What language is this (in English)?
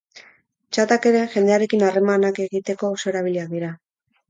Basque